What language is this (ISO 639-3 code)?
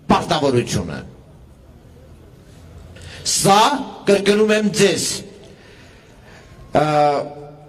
tur